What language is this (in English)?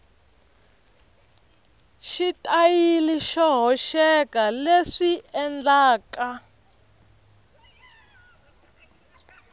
Tsonga